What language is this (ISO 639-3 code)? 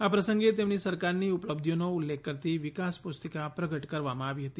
guj